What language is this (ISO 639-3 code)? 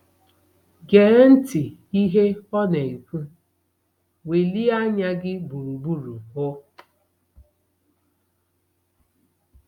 ibo